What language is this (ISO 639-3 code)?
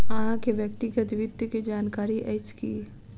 mai